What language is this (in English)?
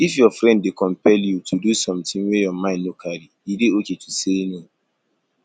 Nigerian Pidgin